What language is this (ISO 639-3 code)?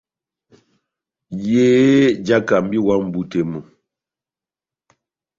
bnm